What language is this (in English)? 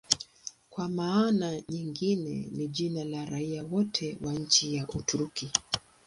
Swahili